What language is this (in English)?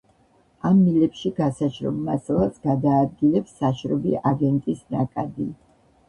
Georgian